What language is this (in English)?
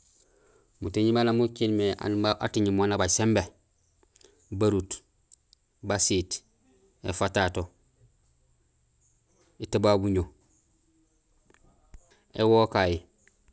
Gusilay